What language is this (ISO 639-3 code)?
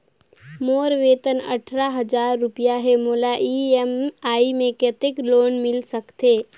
hne